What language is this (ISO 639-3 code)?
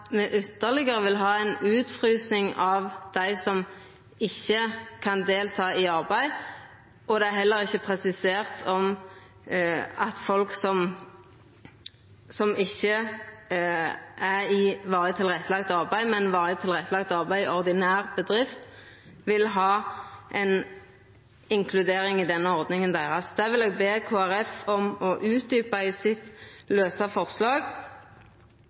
nno